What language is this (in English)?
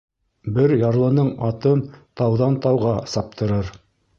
Bashkir